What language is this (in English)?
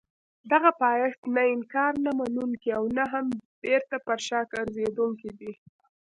Pashto